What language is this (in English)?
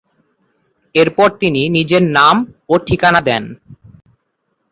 Bangla